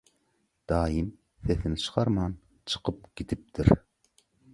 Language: Turkmen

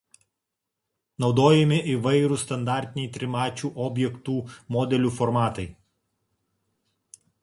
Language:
Lithuanian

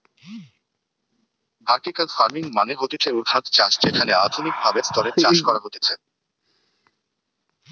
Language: Bangla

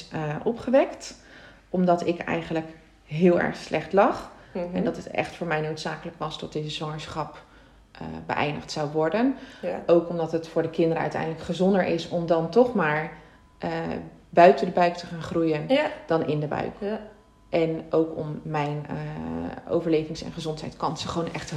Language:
Dutch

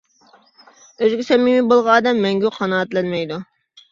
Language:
Uyghur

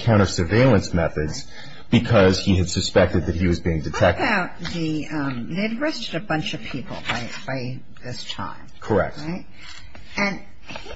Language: English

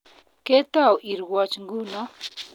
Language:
Kalenjin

